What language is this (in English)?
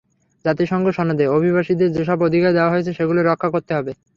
Bangla